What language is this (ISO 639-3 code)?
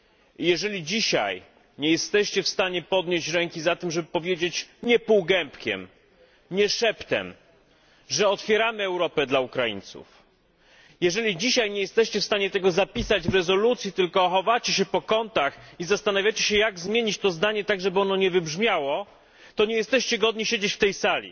pol